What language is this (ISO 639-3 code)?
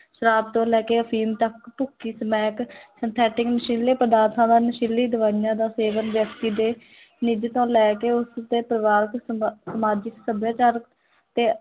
pan